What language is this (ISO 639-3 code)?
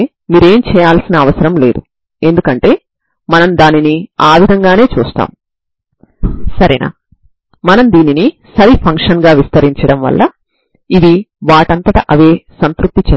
tel